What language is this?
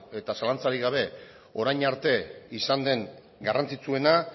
Basque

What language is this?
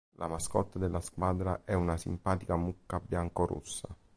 Italian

